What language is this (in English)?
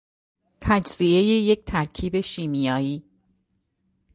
Persian